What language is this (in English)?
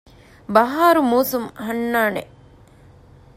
Divehi